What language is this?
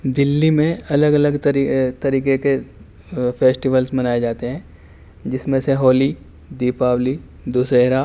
Urdu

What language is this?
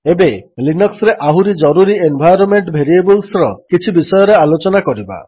Odia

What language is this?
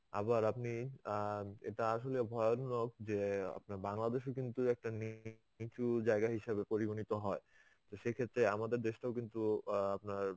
Bangla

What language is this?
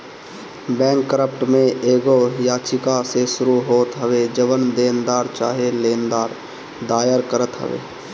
Bhojpuri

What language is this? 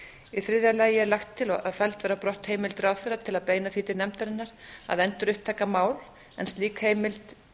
Icelandic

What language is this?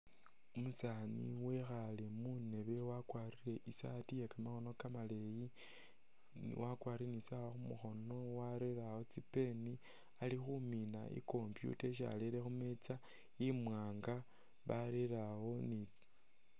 Masaaba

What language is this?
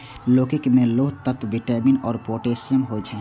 Maithili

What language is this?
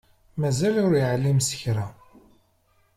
Kabyle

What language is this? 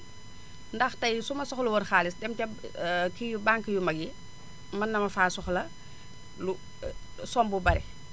Wolof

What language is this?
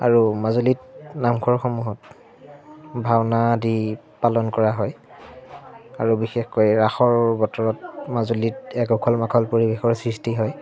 Assamese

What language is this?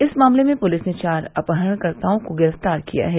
Hindi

